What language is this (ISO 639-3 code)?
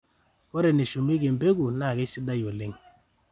mas